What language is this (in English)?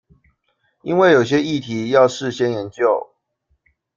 Chinese